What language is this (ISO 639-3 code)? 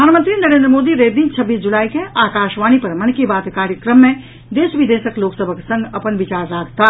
mai